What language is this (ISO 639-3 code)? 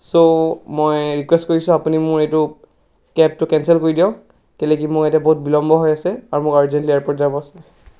asm